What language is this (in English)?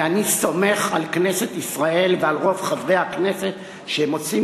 Hebrew